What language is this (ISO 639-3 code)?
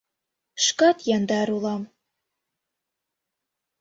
chm